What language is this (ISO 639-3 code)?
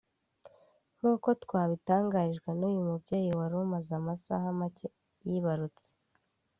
kin